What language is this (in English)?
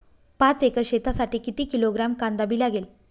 Marathi